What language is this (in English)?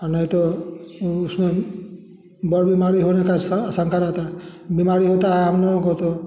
Hindi